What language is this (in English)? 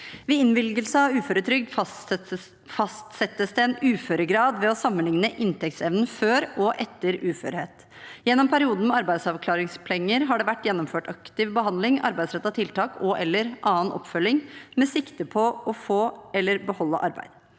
Norwegian